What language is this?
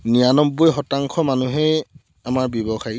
Assamese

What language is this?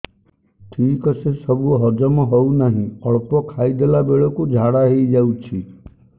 Odia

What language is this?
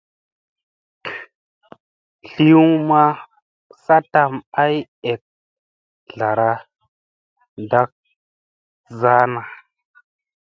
Musey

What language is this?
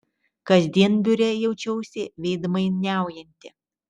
Lithuanian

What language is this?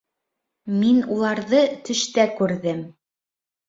Bashkir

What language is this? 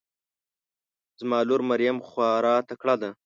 Pashto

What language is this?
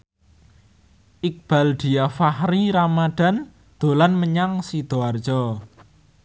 Javanese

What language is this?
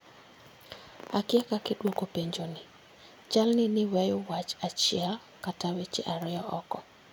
Luo (Kenya and Tanzania)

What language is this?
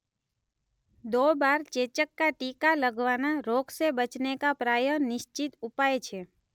Gujarati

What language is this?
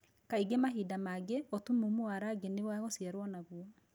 Kikuyu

